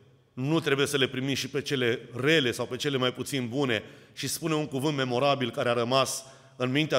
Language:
Romanian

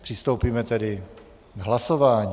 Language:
Czech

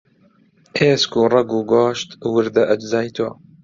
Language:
Central Kurdish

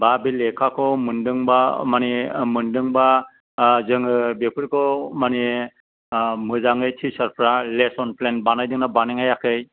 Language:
Bodo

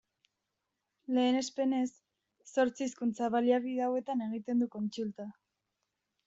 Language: Basque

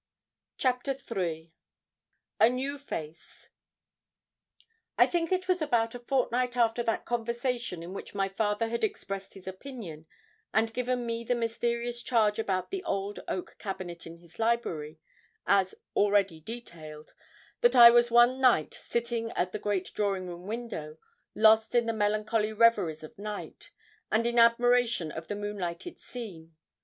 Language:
English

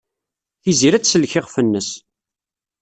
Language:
Kabyle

